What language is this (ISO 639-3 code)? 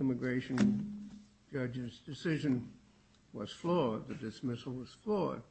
eng